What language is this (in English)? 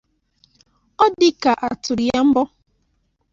Igbo